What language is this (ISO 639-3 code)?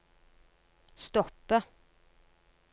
nor